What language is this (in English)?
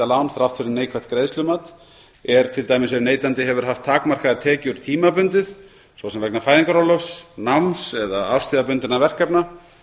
Icelandic